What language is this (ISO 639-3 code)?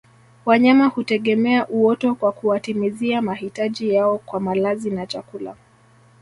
swa